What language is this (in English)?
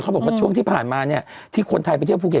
Thai